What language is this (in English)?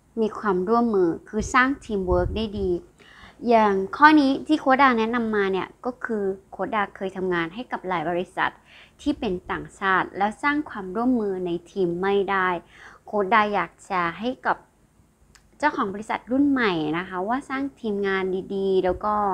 Thai